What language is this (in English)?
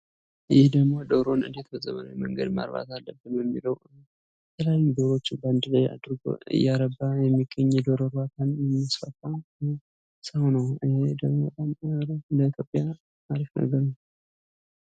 Amharic